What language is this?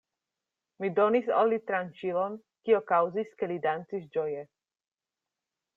Esperanto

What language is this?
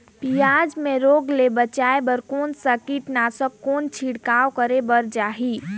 Chhattisgarhi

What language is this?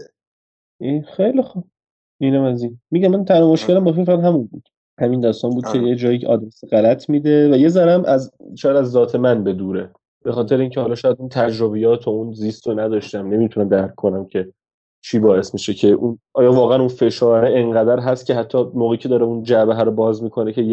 Persian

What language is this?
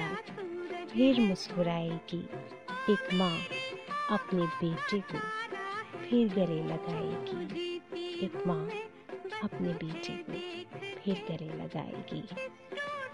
Hindi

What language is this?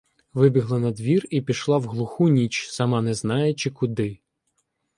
Ukrainian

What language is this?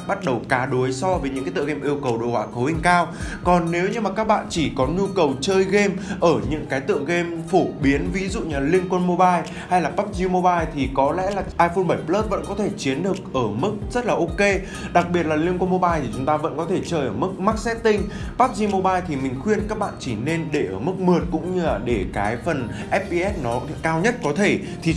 Vietnamese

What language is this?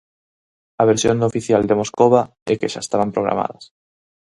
Galician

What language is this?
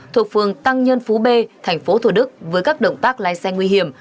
Vietnamese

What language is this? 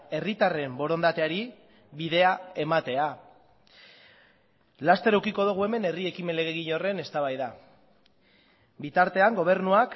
Basque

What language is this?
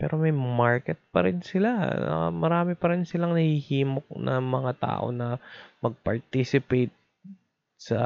Filipino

